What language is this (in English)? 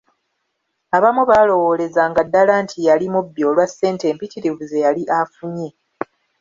Ganda